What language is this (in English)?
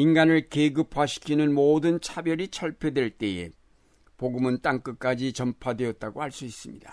Korean